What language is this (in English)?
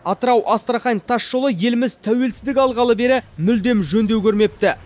Kazakh